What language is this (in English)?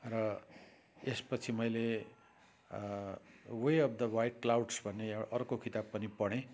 Nepali